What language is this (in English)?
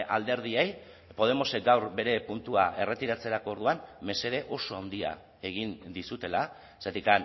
Basque